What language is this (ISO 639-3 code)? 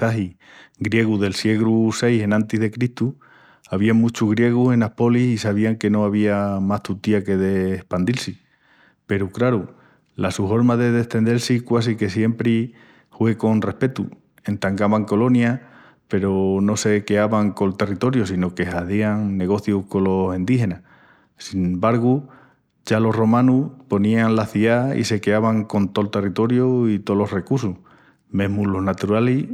ext